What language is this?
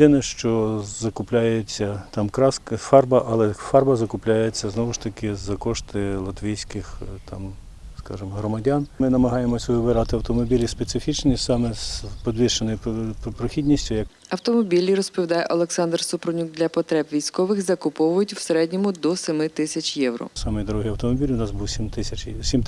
Ukrainian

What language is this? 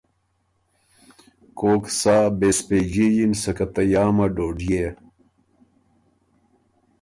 Ormuri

